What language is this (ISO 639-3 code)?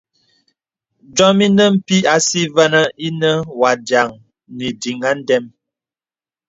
beb